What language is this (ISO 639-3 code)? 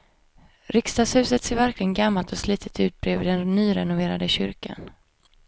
swe